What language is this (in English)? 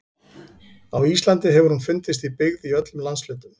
Icelandic